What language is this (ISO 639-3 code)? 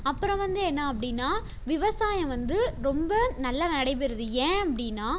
tam